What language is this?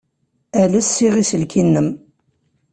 Kabyle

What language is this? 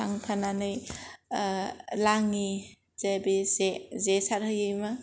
Bodo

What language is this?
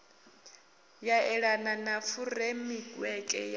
Venda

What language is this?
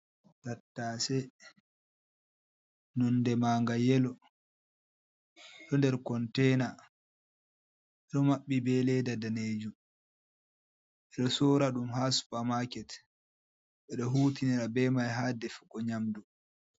Fula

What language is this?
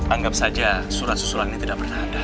Indonesian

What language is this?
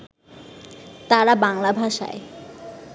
Bangla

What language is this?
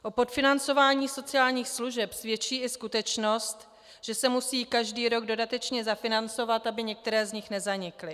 Czech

